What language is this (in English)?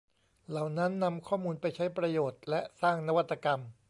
Thai